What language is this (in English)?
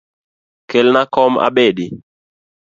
Luo (Kenya and Tanzania)